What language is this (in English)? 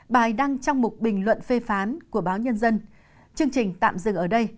Vietnamese